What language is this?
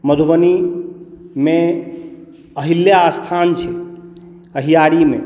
Maithili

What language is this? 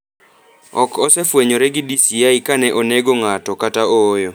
Luo (Kenya and Tanzania)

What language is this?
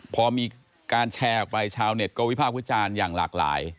Thai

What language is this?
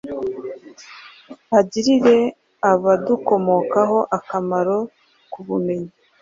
Kinyarwanda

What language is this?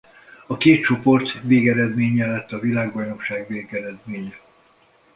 Hungarian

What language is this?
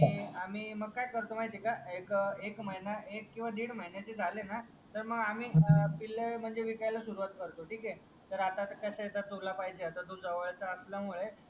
Marathi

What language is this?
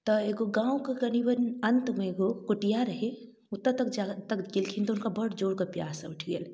Maithili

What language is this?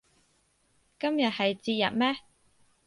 Cantonese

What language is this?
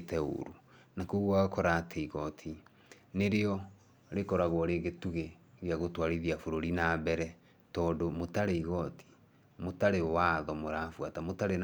Kikuyu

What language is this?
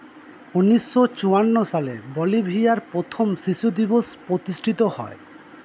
Bangla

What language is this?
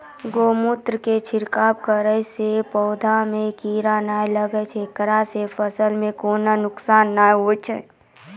Maithili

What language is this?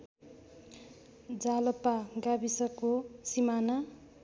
Nepali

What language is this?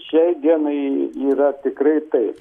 Lithuanian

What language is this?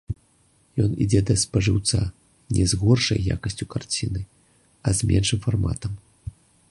Belarusian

